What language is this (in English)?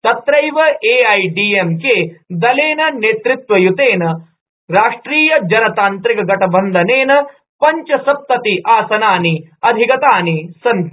Sanskrit